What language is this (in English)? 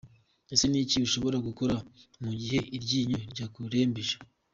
Kinyarwanda